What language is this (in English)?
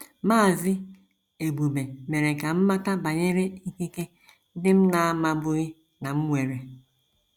Igbo